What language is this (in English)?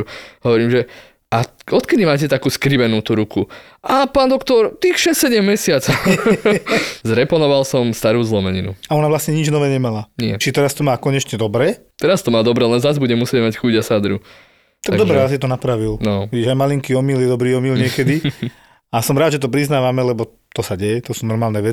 Slovak